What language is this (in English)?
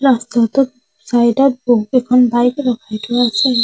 Assamese